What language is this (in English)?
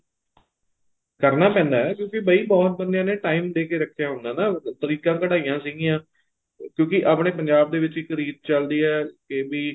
Punjabi